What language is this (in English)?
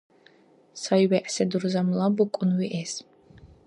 Dargwa